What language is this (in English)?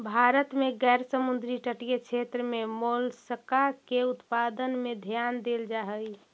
Magahi